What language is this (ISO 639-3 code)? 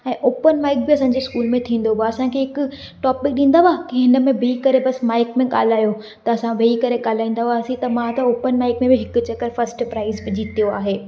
snd